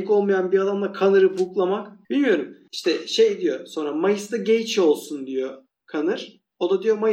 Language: Turkish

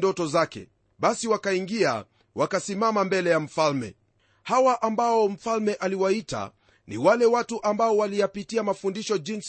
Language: Swahili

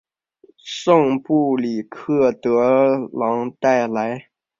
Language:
Chinese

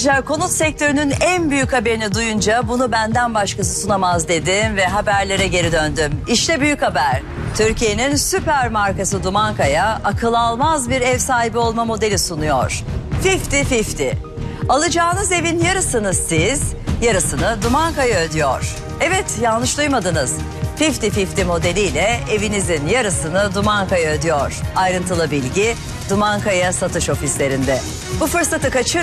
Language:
Turkish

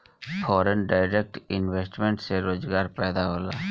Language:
Bhojpuri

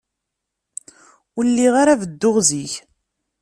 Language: Kabyle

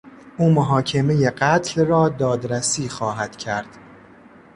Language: Persian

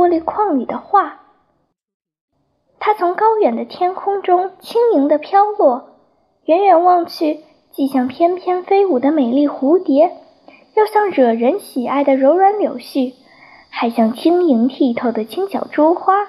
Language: Chinese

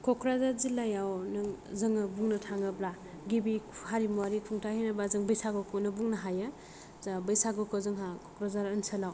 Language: Bodo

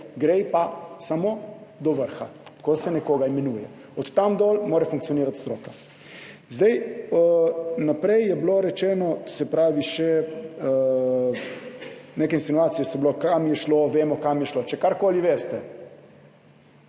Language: Slovenian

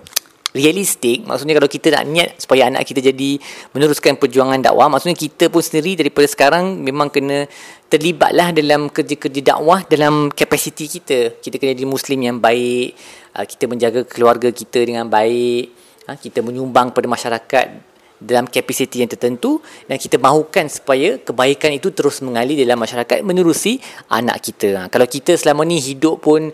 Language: Malay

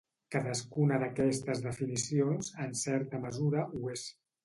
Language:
Catalan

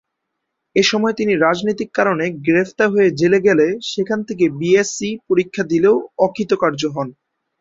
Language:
Bangla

